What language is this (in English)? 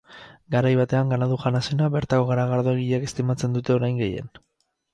Basque